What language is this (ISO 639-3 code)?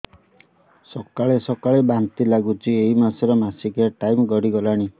ori